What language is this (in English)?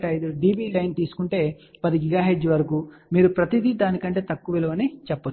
Telugu